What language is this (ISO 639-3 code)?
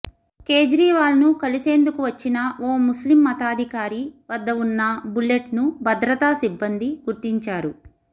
tel